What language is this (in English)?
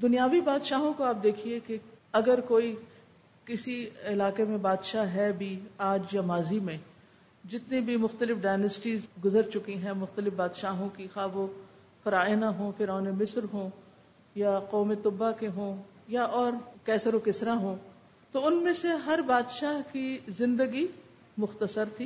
Urdu